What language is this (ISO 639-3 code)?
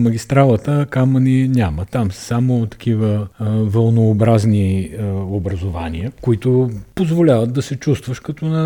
bul